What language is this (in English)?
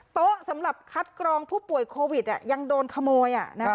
Thai